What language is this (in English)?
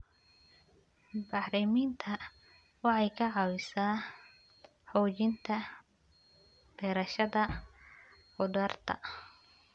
Somali